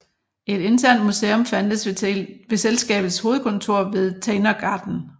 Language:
Danish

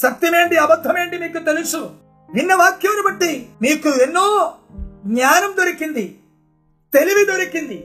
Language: Telugu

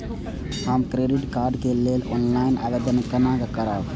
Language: Maithili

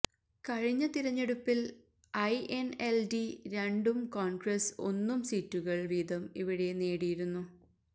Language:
Malayalam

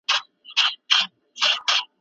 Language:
Pashto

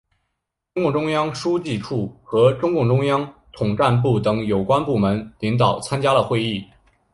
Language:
Chinese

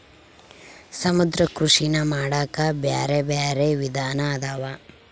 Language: Kannada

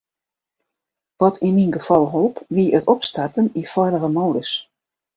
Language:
Western Frisian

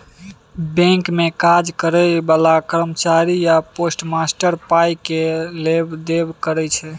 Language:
Maithili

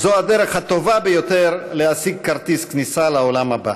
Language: Hebrew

